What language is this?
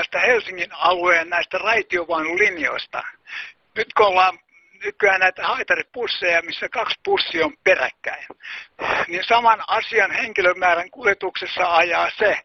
Finnish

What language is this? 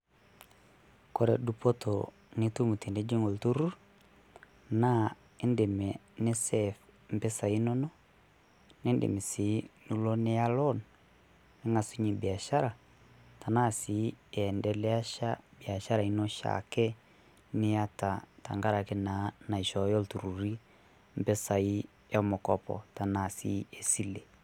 Masai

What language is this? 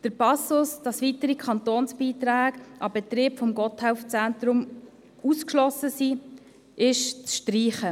Swiss German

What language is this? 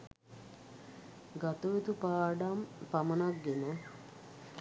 Sinhala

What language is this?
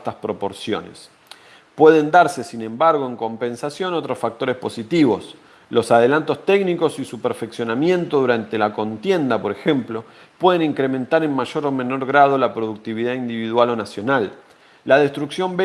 Spanish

